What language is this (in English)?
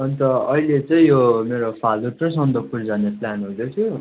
Nepali